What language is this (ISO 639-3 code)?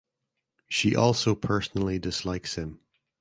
eng